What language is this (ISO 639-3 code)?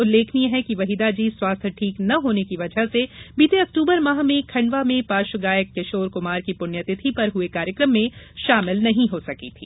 hin